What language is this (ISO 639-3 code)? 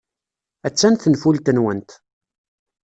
kab